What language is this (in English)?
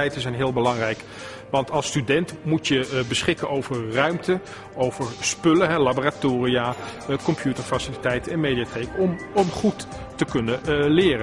Dutch